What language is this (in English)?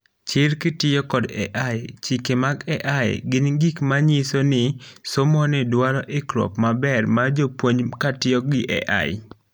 Luo (Kenya and Tanzania)